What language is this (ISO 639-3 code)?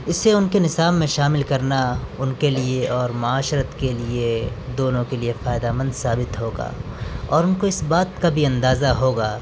urd